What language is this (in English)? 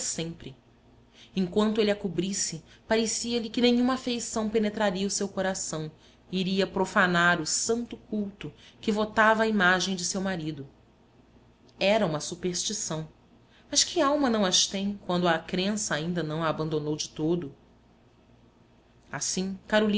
Portuguese